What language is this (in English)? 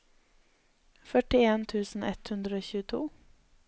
Norwegian